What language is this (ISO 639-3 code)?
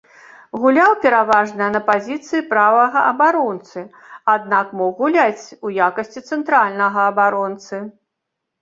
bel